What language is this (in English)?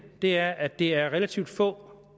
Danish